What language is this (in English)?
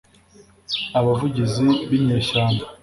Kinyarwanda